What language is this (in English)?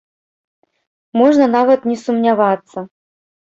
Belarusian